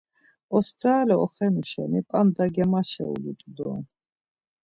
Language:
Laz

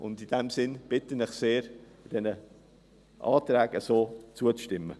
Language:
Swiss German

